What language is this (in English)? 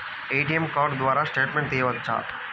Telugu